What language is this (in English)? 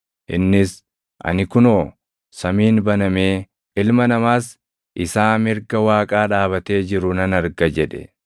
Oromo